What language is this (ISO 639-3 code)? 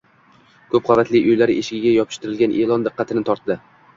uzb